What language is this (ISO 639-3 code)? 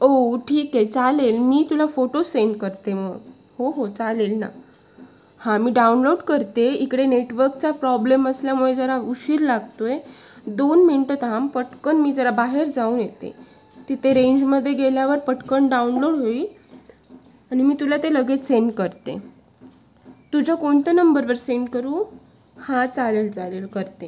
mar